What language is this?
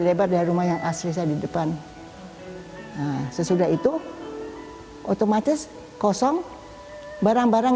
Indonesian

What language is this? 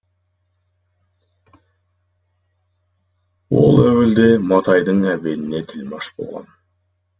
Kazakh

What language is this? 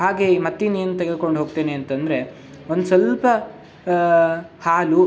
Kannada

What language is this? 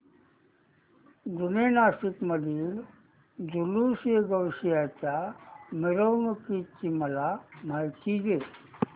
Marathi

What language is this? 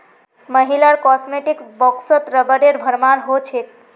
Magahi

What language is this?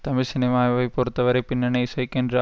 Tamil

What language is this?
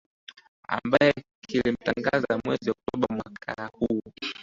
Swahili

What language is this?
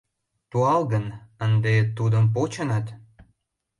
Mari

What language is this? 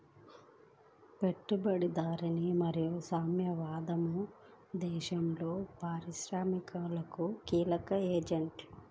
Telugu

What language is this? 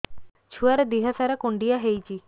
Odia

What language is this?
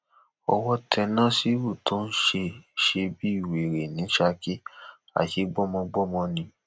Yoruba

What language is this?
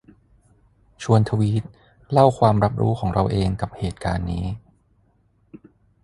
Thai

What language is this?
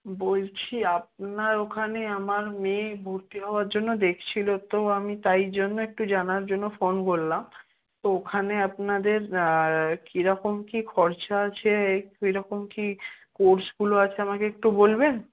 Bangla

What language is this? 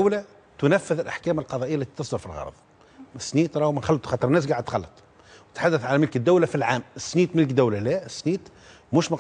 Arabic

